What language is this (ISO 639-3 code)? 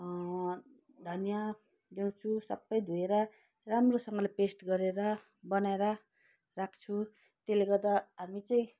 nep